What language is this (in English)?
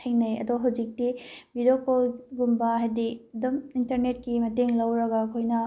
Manipuri